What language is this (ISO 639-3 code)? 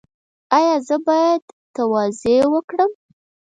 pus